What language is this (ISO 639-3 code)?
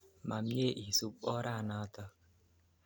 kln